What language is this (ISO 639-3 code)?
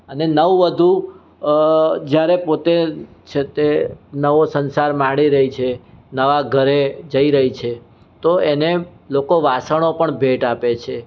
guj